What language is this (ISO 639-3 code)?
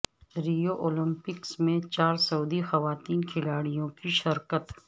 urd